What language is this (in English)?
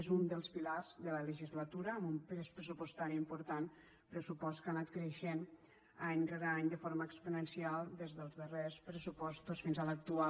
Catalan